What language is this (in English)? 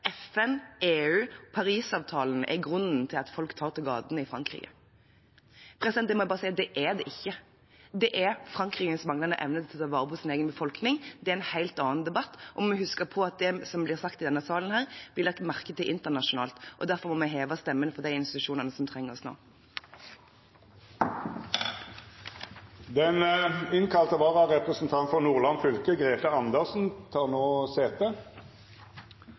Norwegian